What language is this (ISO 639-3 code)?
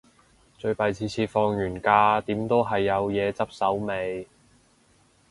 yue